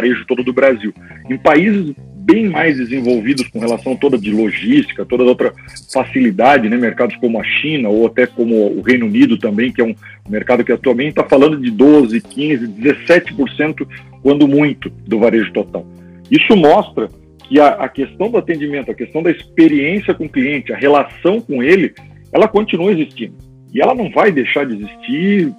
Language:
Portuguese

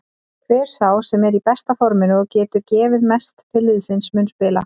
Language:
Icelandic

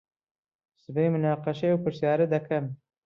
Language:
Central Kurdish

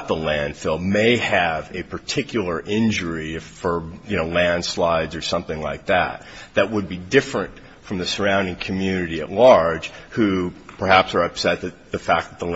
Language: English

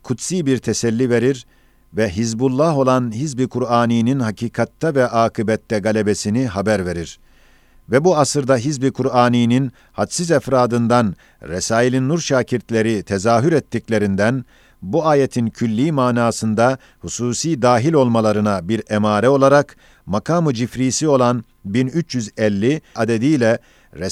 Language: Turkish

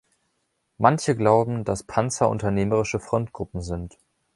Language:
German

